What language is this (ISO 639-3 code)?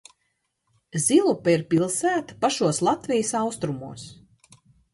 lav